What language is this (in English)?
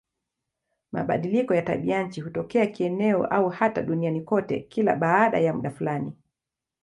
Swahili